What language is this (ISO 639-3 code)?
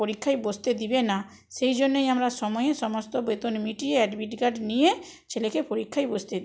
ben